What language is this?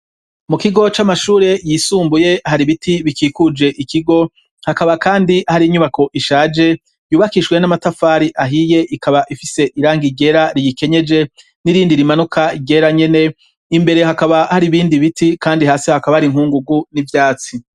Rundi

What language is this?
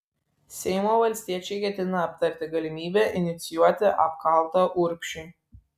Lithuanian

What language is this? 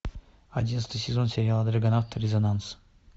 Russian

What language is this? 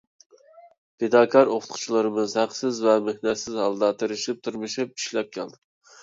Uyghur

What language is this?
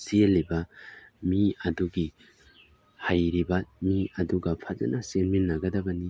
Manipuri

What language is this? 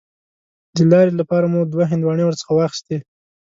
Pashto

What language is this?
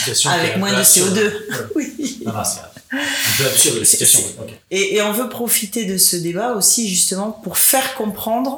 French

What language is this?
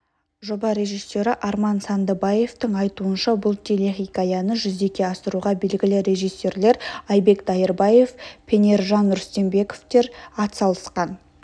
Kazakh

